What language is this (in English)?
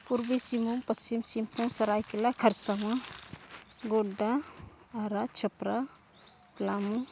Santali